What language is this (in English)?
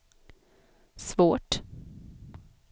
Swedish